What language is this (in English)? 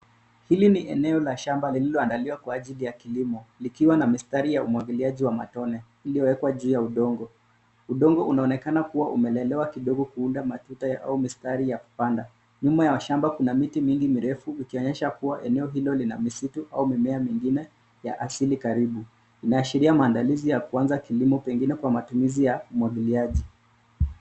Swahili